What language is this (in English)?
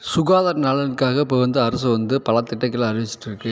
Tamil